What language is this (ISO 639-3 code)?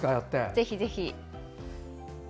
jpn